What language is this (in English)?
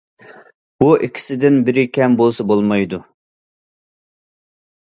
Uyghur